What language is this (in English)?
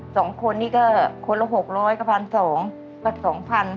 Thai